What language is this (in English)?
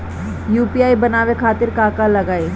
Bhojpuri